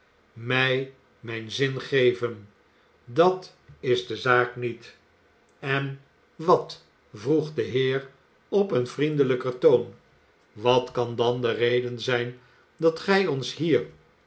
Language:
Dutch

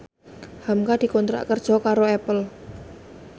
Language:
Javanese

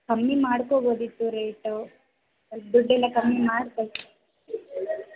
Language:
Kannada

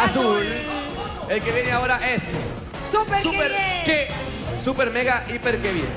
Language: Spanish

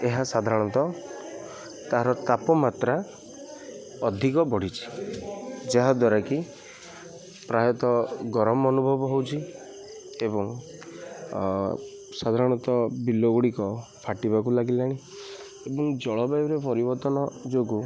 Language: Odia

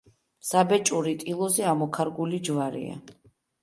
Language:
Georgian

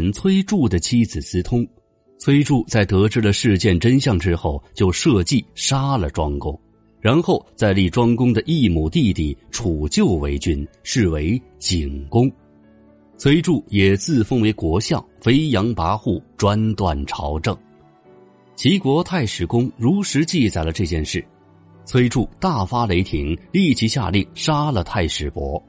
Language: Chinese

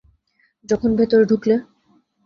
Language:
Bangla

